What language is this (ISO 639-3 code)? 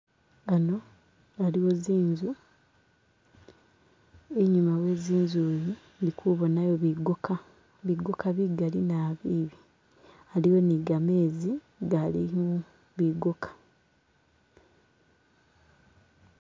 myx